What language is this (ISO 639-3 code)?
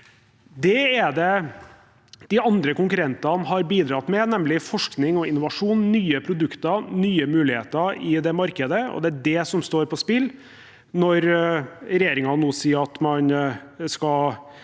nor